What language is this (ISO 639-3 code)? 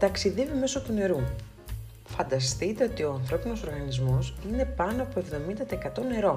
ell